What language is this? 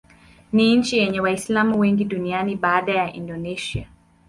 Swahili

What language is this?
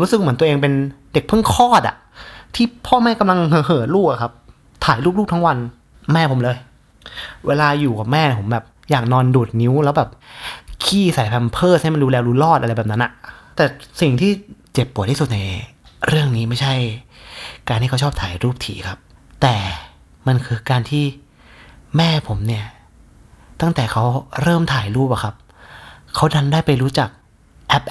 Thai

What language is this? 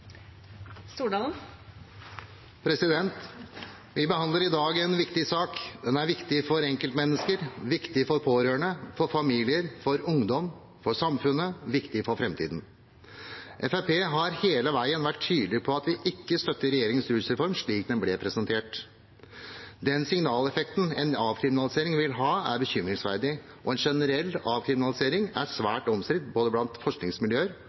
Norwegian Bokmål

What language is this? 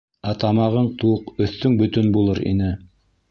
Bashkir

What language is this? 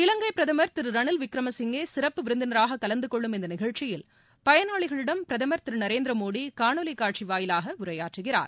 Tamil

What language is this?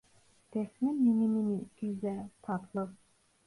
Turkish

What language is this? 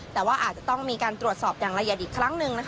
Thai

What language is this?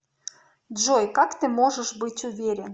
Russian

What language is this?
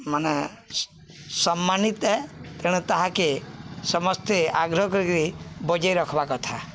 Odia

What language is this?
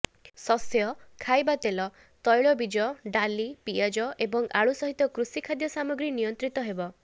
Odia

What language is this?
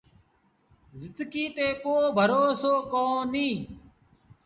Sindhi Bhil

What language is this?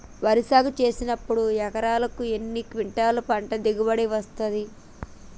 Telugu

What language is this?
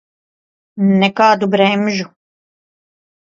Latvian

